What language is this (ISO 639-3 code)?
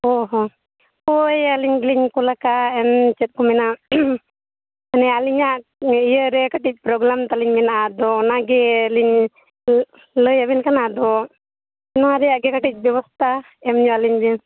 sat